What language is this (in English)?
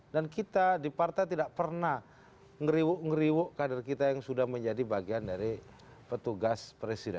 Indonesian